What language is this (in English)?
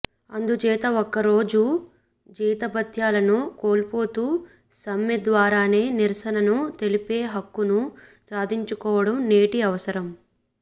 Telugu